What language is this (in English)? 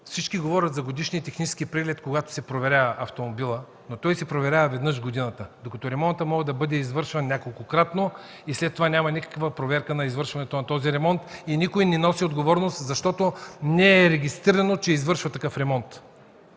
Bulgarian